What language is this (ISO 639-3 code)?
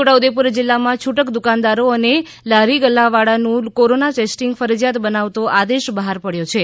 guj